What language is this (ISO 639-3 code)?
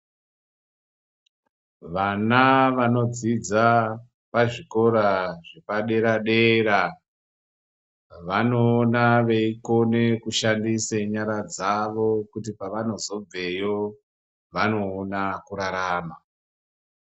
ndc